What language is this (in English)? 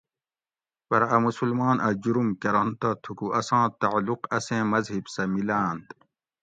Gawri